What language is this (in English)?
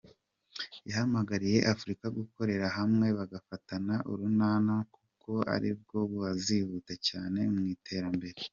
Kinyarwanda